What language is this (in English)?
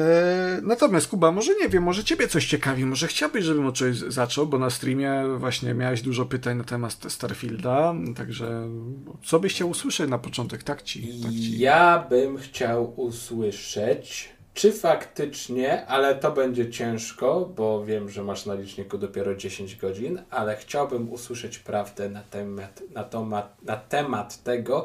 Polish